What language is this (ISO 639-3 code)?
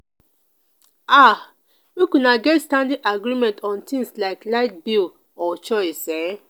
pcm